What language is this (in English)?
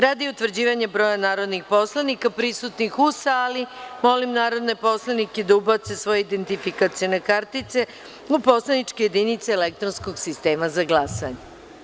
Serbian